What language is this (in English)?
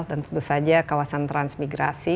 Indonesian